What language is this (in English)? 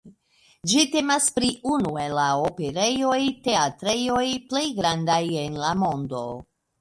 Esperanto